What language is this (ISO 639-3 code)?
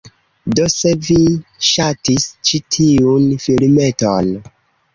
epo